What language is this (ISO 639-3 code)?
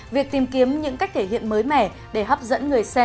vie